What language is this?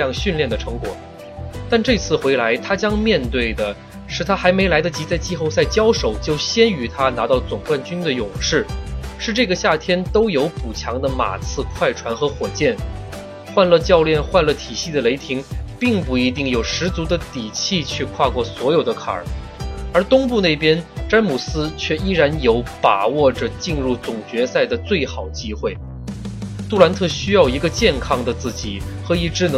Chinese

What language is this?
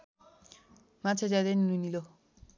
Nepali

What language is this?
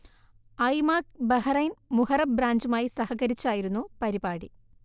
Malayalam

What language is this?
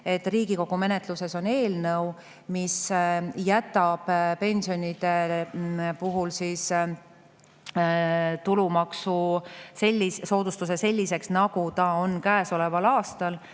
Estonian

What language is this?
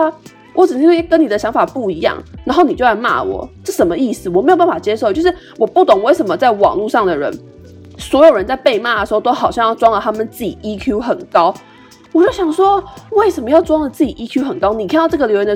Chinese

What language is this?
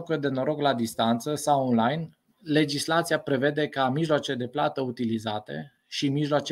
Romanian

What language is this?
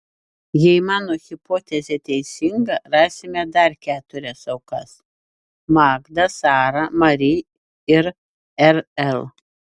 Lithuanian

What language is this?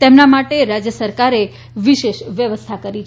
Gujarati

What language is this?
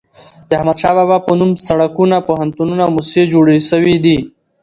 Pashto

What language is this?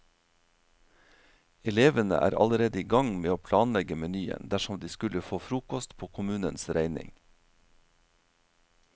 Norwegian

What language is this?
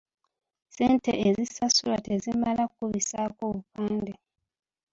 Ganda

